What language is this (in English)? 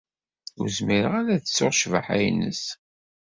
Kabyle